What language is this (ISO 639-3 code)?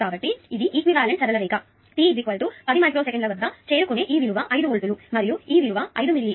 tel